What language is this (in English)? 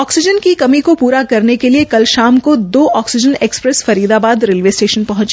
Hindi